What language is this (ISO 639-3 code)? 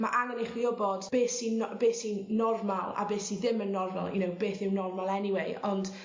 cym